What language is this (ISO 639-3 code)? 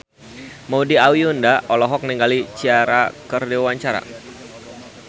sun